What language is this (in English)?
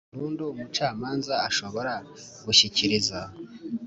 Kinyarwanda